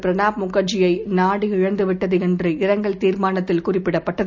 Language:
Tamil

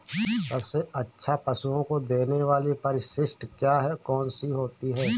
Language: Hindi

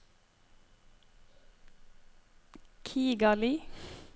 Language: Norwegian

